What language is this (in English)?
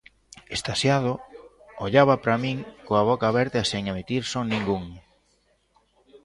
Galician